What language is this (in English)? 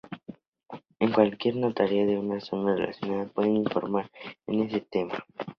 Spanish